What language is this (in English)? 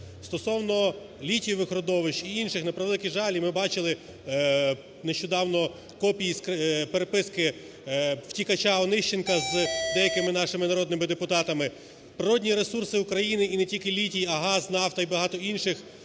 Ukrainian